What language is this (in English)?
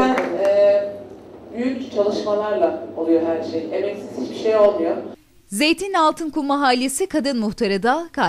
Turkish